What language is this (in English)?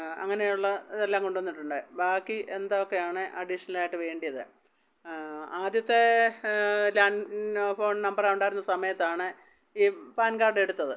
Malayalam